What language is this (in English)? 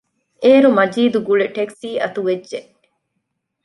Divehi